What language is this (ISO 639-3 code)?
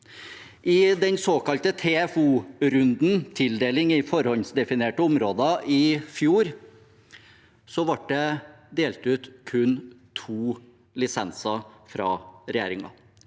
nor